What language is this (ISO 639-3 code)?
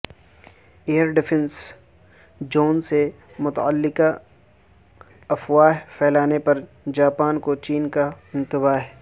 urd